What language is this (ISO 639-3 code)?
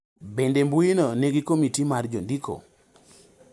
luo